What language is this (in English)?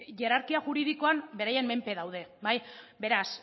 Basque